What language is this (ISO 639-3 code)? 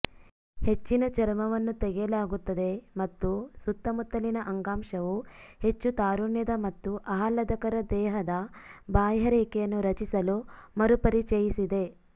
kan